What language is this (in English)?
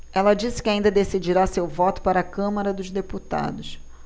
Portuguese